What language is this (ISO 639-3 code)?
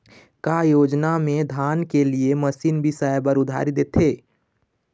hne